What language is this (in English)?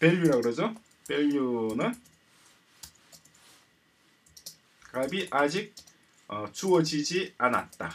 Korean